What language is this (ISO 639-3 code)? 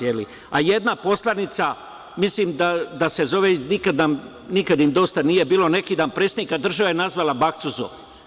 srp